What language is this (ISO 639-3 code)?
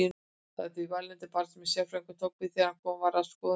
isl